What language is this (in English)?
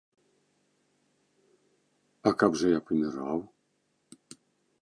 Belarusian